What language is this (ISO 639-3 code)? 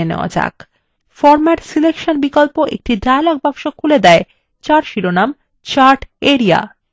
ben